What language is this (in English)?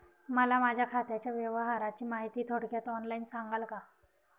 Marathi